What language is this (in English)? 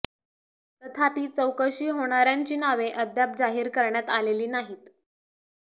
Marathi